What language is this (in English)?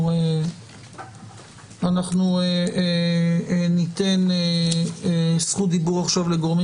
Hebrew